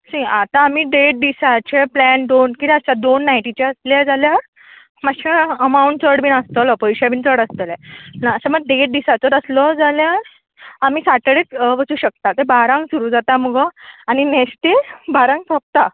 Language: Konkani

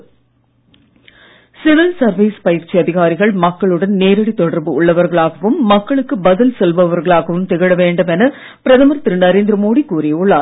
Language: Tamil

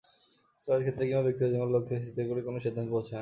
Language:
Bangla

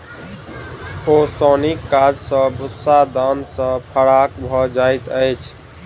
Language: Maithili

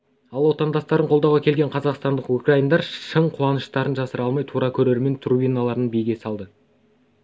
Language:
Kazakh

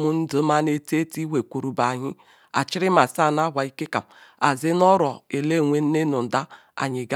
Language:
Ikwere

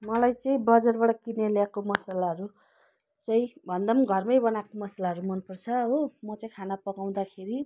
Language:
Nepali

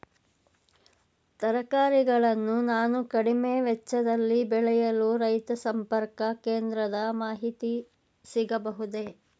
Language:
Kannada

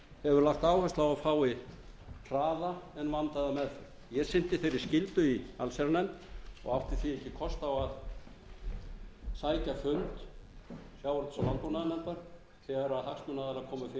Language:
Icelandic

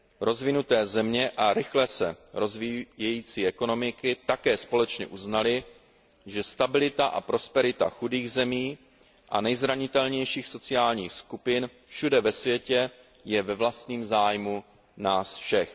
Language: Czech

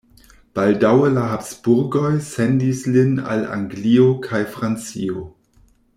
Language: Esperanto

